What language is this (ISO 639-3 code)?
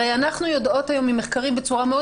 heb